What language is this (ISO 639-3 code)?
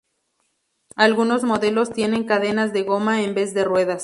spa